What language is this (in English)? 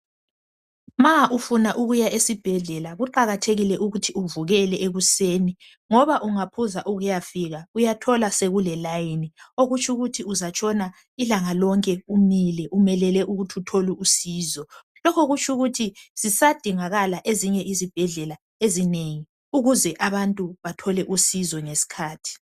North Ndebele